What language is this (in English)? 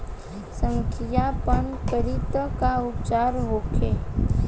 Bhojpuri